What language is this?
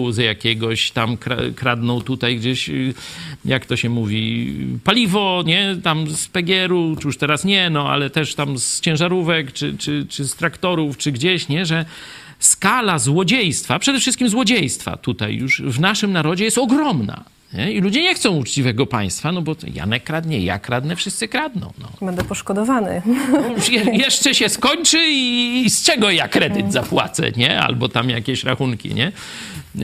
Polish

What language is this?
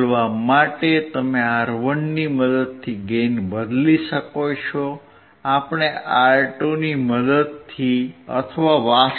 Gujarati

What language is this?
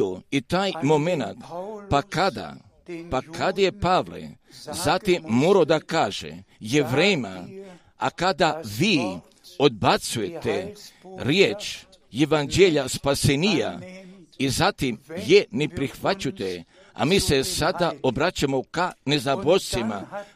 Croatian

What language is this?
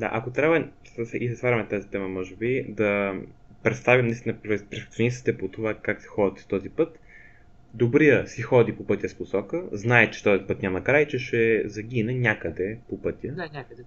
Bulgarian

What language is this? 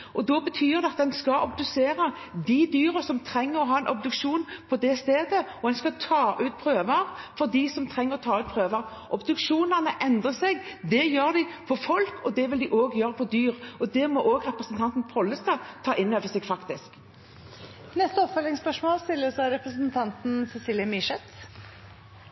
Norwegian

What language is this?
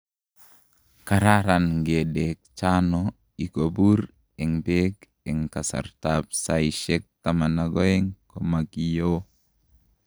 Kalenjin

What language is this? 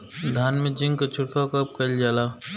Bhojpuri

